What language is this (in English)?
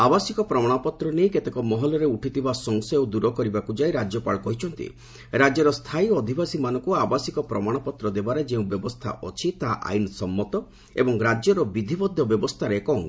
Odia